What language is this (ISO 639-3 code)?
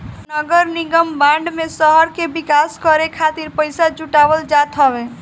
bho